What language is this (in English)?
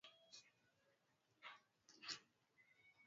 Swahili